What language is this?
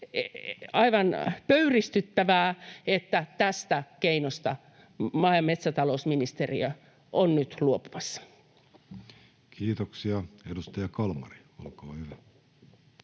Finnish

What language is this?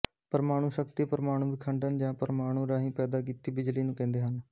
Punjabi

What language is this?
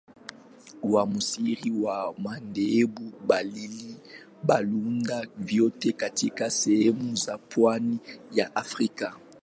Swahili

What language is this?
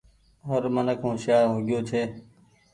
Goaria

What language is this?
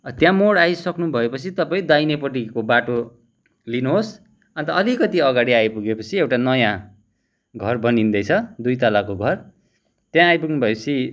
Nepali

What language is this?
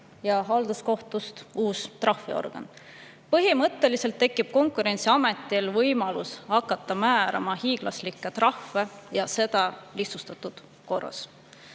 Estonian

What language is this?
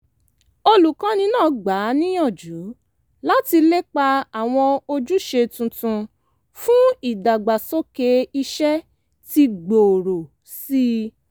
Yoruba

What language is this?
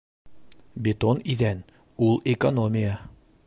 Bashkir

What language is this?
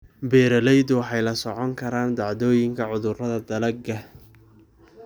Somali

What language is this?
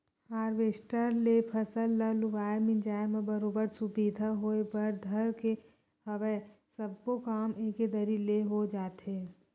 Chhattisgarhi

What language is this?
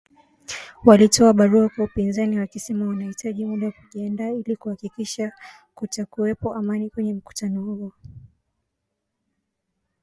Swahili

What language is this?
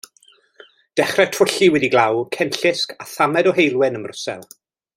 Welsh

